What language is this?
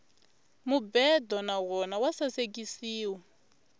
Tsonga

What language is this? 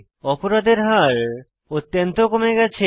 Bangla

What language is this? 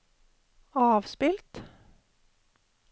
Norwegian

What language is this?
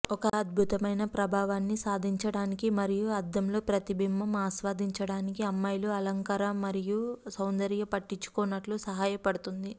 Telugu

